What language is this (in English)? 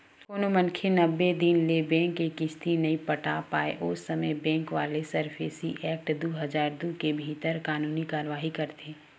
Chhattisgarhi